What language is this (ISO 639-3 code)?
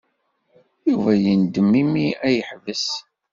kab